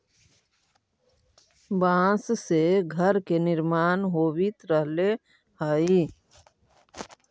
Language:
Magahi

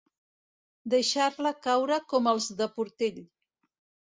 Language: Catalan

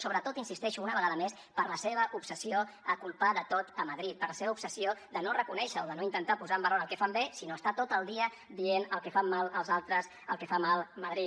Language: Catalan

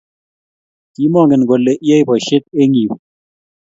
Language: Kalenjin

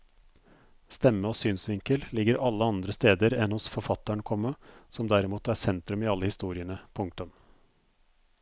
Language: Norwegian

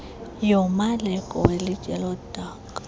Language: Xhosa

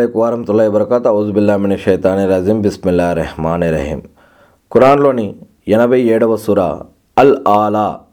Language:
Telugu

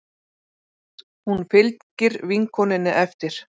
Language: Icelandic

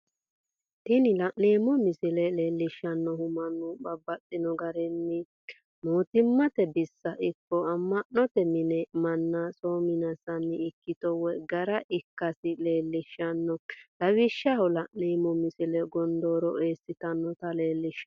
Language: Sidamo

